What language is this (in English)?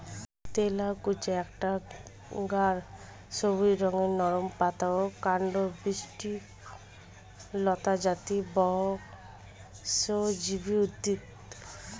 Bangla